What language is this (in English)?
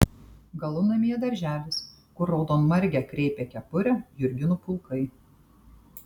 Lithuanian